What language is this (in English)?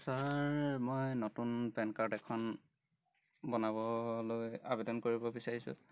Assamese